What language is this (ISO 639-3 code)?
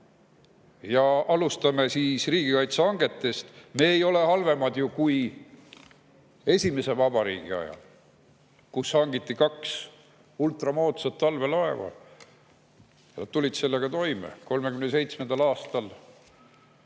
est